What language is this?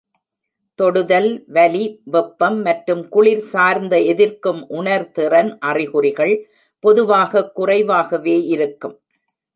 Tamil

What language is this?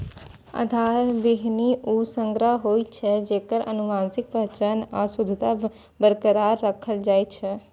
Maithili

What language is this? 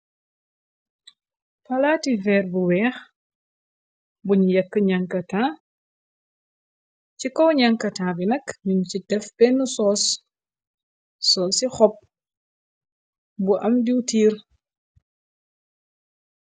Wolof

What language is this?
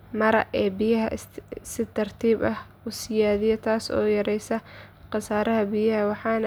Somali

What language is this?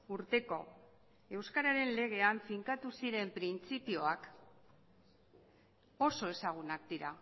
Basque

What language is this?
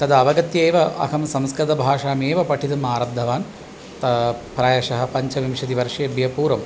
Sanskrit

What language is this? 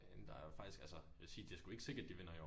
Danish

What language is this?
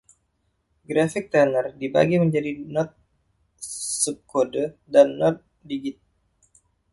Indonesian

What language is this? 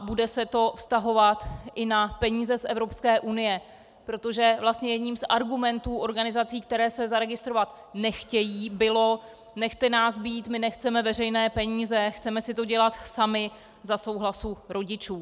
Czech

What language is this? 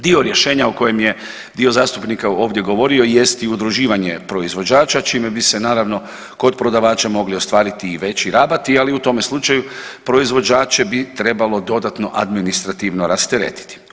Croatian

